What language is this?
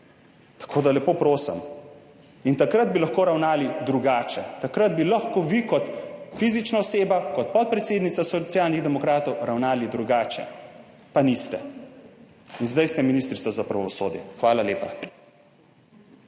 Slovenian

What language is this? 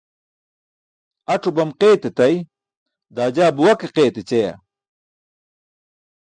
Burushaski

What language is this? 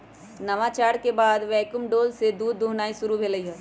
Magahi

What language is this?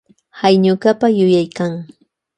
Loja Highland Quichua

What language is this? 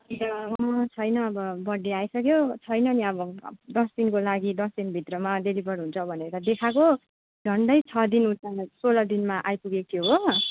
Nepali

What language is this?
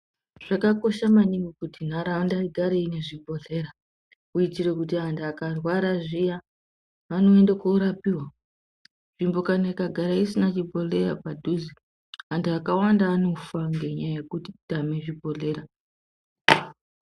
Ndau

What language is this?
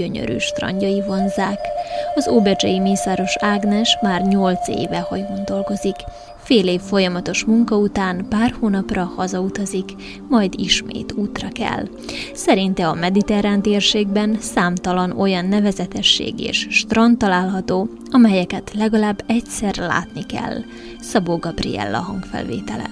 Hungarian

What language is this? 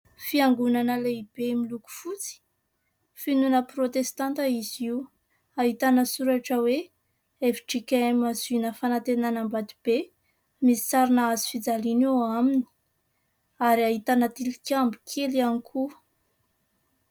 Malagasy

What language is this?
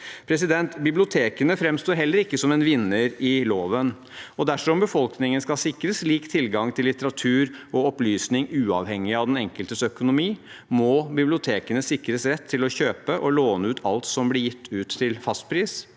Norwegian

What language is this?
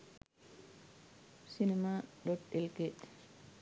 Sinhala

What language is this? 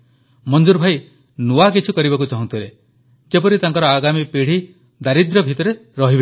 Odia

